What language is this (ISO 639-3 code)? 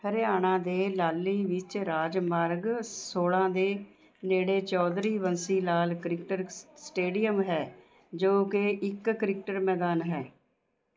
pan